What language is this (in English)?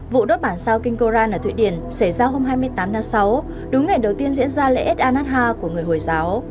Vietnamese